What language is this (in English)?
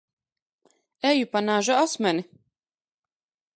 Latvian